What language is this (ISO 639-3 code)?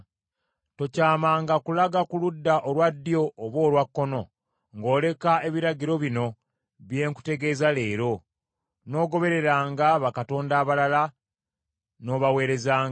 lug